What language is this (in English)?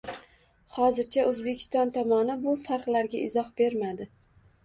Uzbek